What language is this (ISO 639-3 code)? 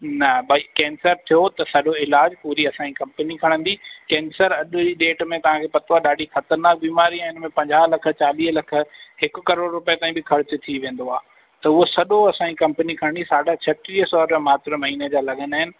snd